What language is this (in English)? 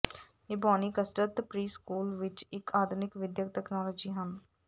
Punjabi